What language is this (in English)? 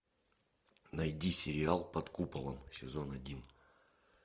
Russian